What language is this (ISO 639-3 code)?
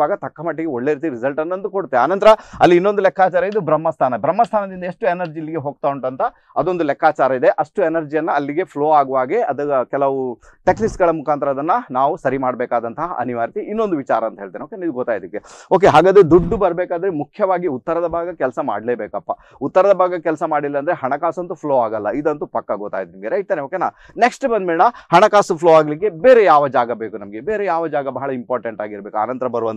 ind